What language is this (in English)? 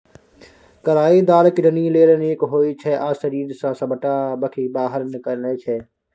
Maithili